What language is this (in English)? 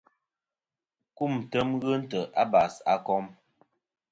Kom